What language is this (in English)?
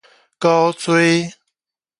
Min Nan Chinese